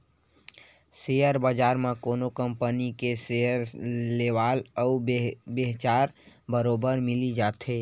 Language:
Chhattisgarhi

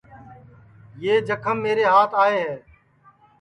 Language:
Sansi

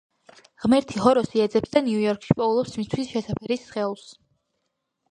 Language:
Georgian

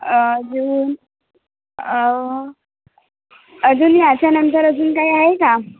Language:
Marathi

